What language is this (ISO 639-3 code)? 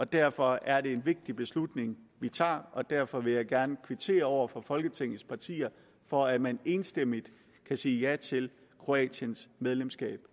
dan